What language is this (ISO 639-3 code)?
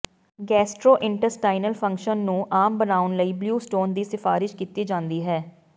pan